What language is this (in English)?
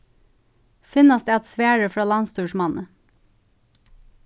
Faroese